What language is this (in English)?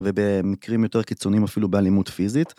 Hebrew